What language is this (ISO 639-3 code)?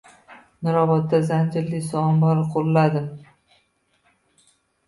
uzb